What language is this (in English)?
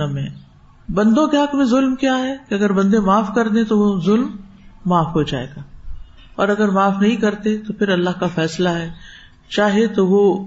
Urdu